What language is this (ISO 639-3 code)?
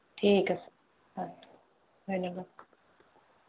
asm